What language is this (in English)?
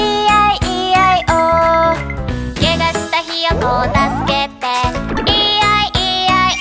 Japanese